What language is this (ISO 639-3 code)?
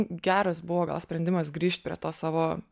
lit